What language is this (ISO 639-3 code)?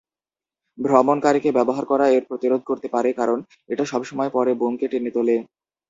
ben